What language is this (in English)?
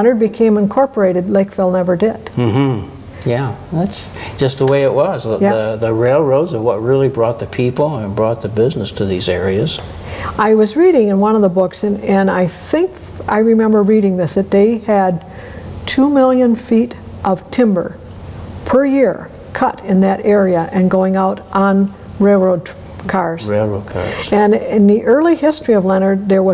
English